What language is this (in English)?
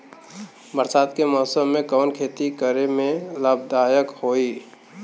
Bhojpuri